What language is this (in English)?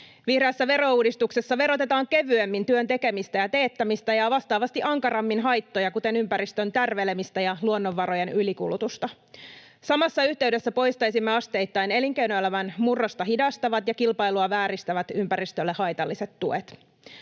Finnish